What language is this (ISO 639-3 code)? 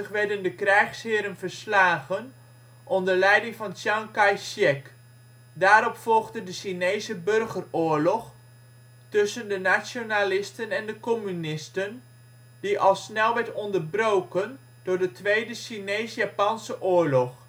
nld